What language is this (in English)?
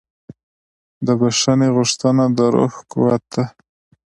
Pashto